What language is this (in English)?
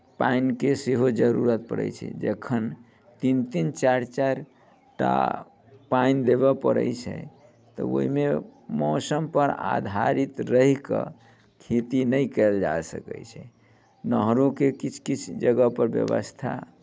Maithili